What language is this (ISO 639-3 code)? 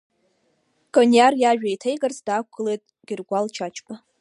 abk